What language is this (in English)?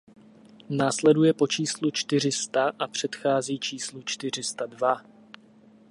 Czech